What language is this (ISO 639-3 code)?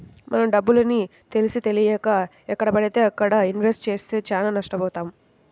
tel